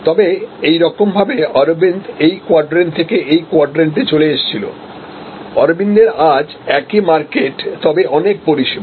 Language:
Bangla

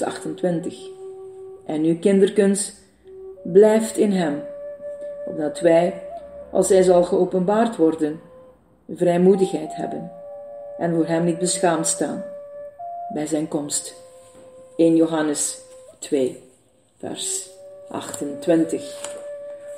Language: Dutch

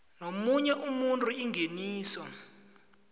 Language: South Ndebele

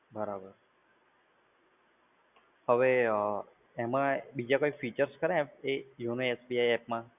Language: Gujarati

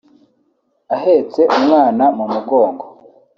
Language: Kinyarwanda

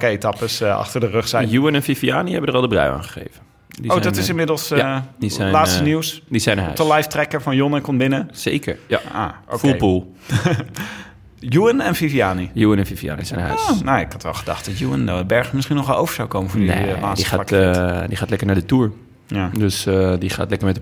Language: Dutch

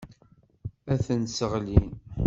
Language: Kabyle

